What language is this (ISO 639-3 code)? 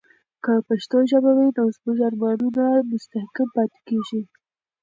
pus